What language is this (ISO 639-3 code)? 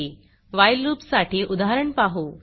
mar